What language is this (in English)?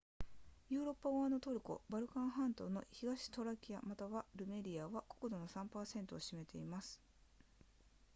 Japanese